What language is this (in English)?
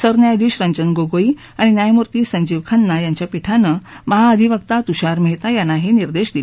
Marathi